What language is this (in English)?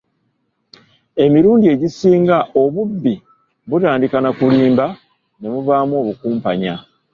Ganda